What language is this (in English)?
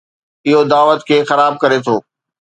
Sindhi